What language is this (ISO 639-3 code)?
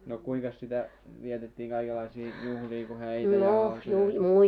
fin